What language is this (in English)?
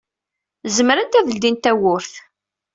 Kabyle